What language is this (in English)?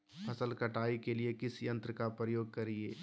Magahi